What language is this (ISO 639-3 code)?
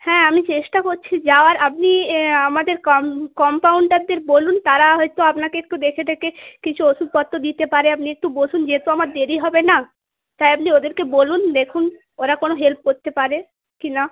ben